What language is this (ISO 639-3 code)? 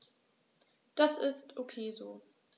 deu